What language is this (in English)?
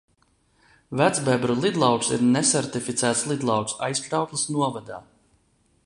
Latvian